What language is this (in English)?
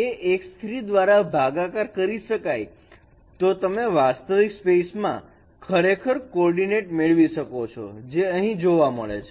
Gujarati